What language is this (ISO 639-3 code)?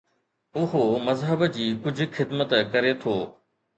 snd